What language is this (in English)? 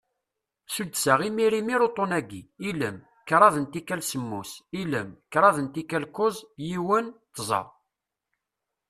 Kabyle